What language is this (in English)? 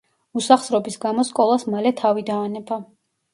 Georgian